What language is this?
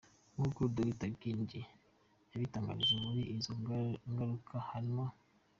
Kinyarwanda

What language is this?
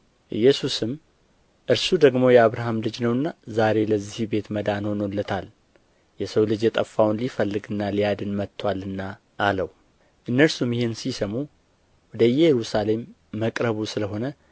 Amharic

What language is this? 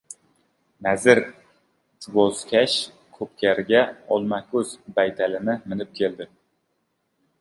Uzbek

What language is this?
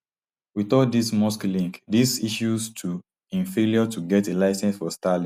Nigerian Pidgin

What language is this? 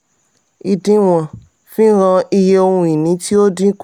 Yoruba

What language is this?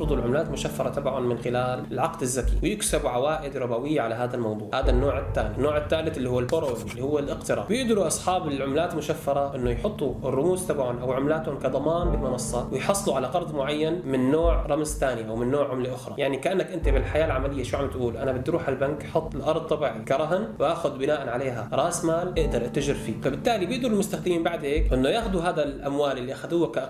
Arabic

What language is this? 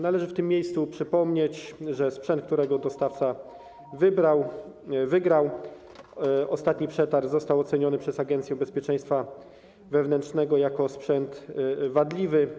Polish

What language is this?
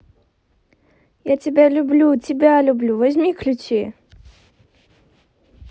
Russian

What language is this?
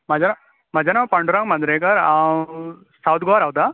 Konkani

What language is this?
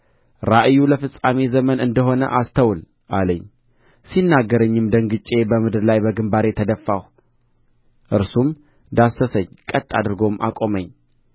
Amharic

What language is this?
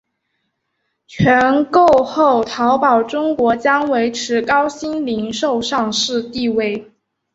Chinese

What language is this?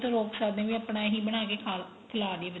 Punjabi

